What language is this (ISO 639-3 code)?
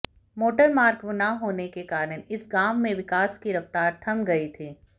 hin